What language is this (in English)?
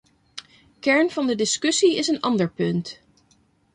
Dutch